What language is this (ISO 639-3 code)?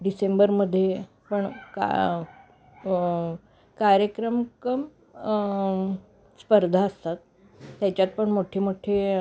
mar